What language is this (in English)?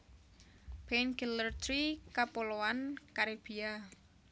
Javanese